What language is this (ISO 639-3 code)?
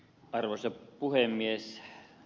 fin